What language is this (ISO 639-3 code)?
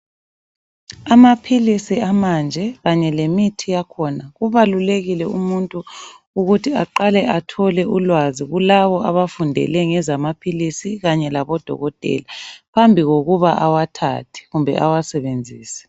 nde